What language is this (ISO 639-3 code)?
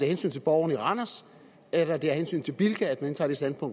dan